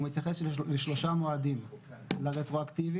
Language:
Hebrew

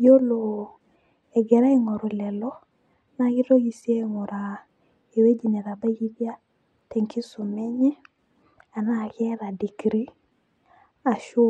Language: Masai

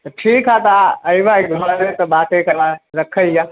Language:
Maithili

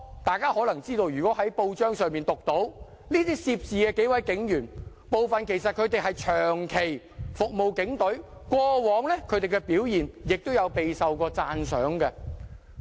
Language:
Cantonese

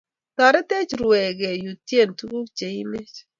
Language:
Kalenjin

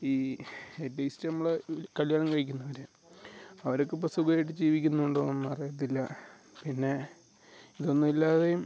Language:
Malayalam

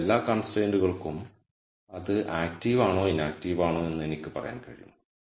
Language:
Malayalam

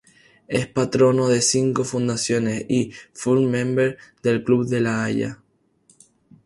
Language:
Spanish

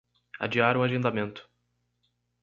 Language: Portuguese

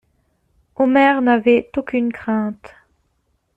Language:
French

